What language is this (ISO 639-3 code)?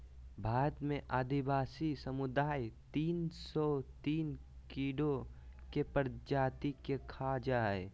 mag